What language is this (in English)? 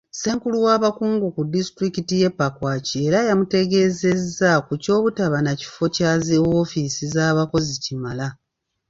Ganda